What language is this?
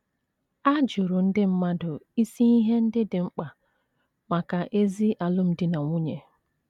Igbo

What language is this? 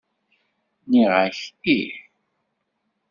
Kabyle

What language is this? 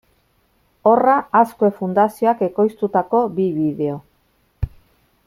Basque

